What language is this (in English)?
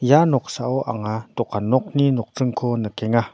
Garo